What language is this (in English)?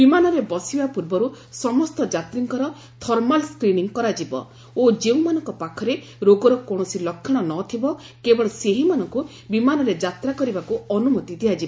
Odia